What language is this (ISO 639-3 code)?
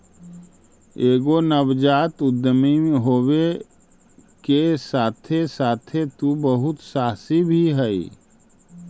mag